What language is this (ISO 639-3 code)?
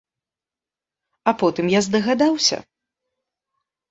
bel